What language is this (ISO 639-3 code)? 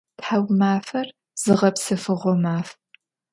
ady